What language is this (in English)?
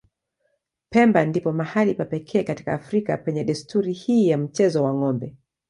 Swahili